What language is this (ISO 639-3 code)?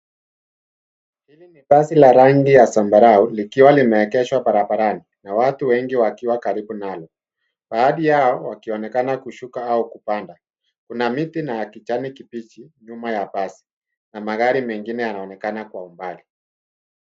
swa